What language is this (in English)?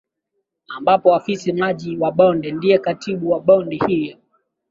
Swahili